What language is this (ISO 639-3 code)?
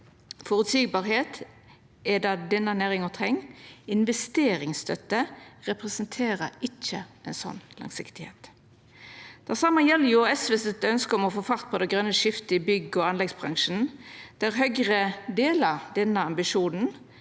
nor